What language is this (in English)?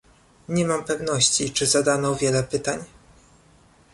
Polish